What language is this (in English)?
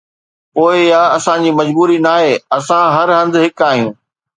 Sindhi